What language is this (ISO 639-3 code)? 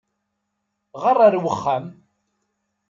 kab